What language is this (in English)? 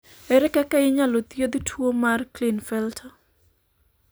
Luo (Kenya and Tanzania)